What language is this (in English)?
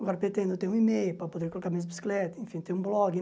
Portuguese